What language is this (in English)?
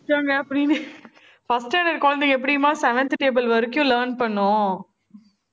Tamil